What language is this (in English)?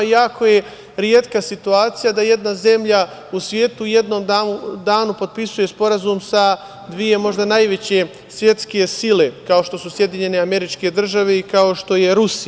Serbian